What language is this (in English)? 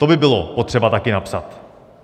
Czech